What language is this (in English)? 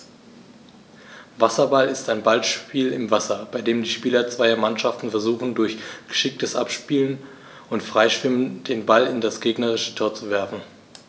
German